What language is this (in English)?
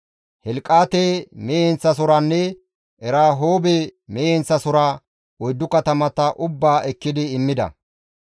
Gamo